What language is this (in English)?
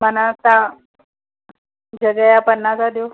Sindhi